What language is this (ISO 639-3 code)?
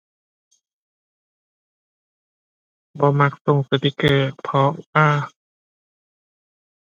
tha